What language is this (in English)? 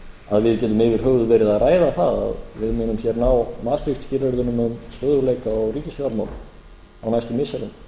Icelandic